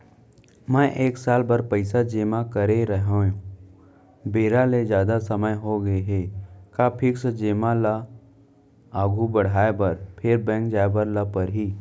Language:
Chhattisgarhi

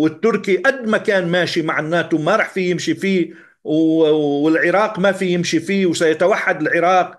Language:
Arabic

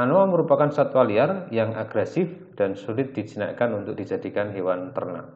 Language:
Indonesian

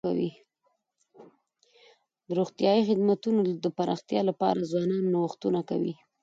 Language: Pashto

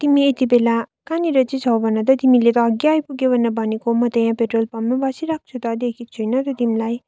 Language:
Nepali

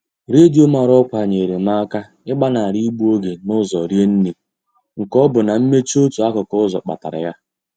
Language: Igbo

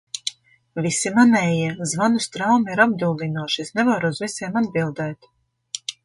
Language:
Latvian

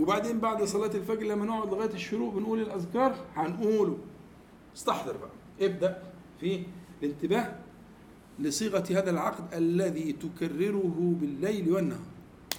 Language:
Arabic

